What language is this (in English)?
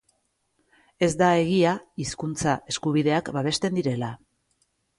Basque